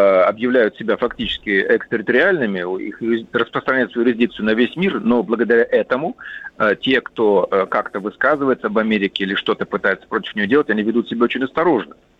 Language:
Russian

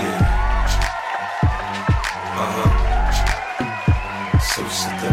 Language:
Swedish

